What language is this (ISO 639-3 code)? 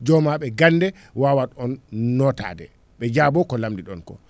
ful